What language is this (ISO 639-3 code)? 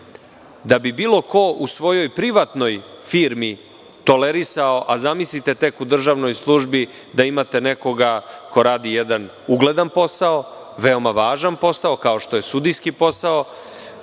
srp